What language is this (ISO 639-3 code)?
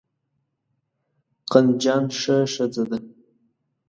pus